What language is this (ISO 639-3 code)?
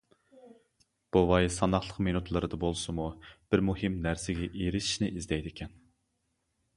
uig